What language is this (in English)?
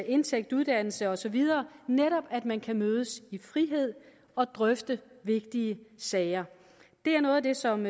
Danish